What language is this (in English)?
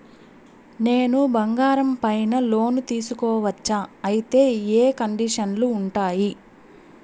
Telugu